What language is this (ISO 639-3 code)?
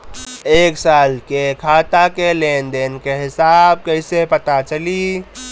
bho